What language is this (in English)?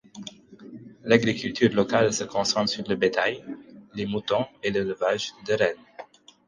French